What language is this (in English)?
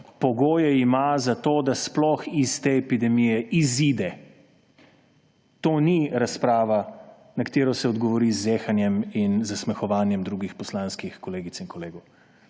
Slovenian